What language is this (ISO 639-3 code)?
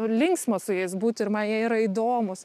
lit